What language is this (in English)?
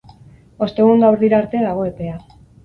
Basque